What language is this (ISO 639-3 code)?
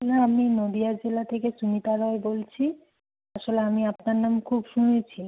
ben